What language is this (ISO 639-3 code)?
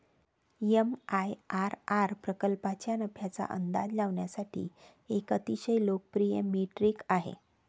mar